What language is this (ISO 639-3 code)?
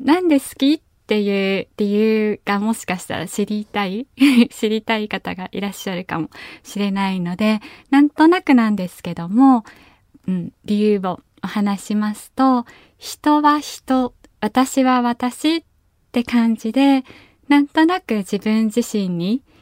jpn